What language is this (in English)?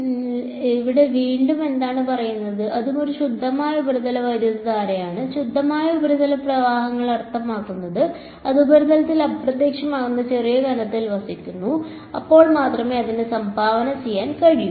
Malayalam